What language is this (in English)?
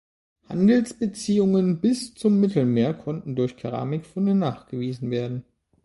German